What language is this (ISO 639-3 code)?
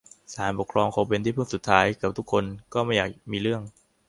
tha